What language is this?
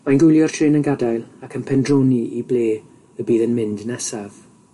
Welsh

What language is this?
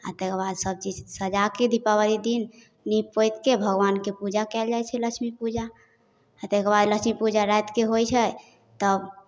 Maithili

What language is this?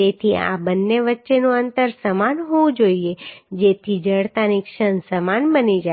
Gujarati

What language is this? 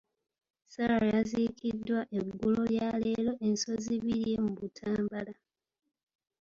Ganda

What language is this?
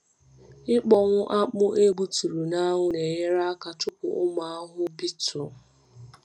Igbo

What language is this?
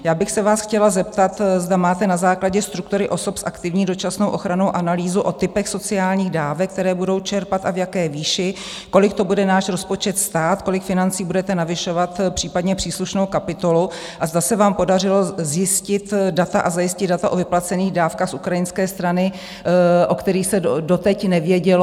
Czech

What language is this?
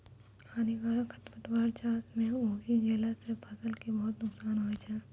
Maithili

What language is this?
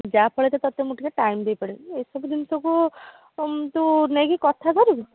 Odia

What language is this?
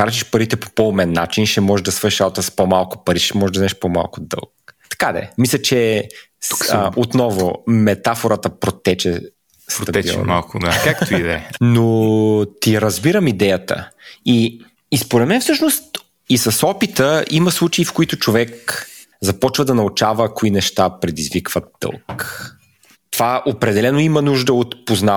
Bulgarian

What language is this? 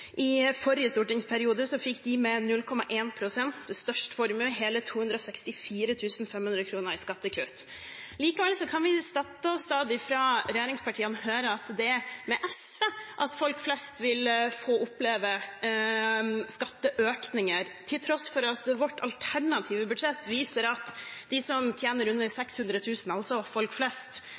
Norwegian Bokmål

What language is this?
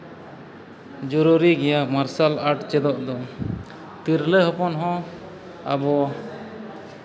Santali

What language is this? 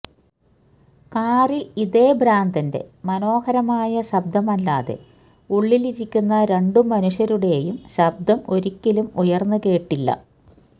Malayalam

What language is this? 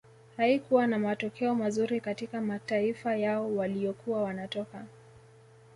Swahili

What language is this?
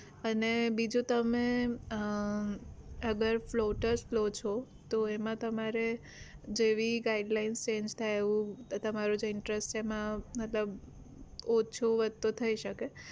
Gujarati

